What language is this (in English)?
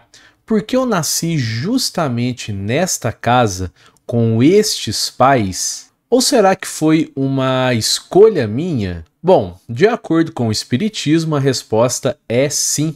Portuguese